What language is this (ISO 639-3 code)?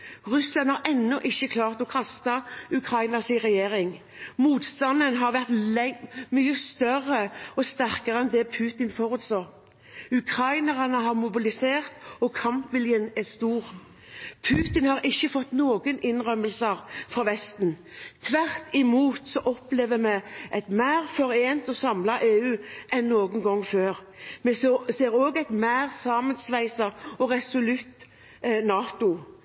nob